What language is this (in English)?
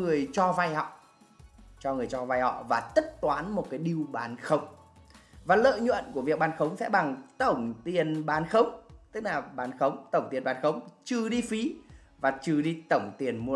Vietnamese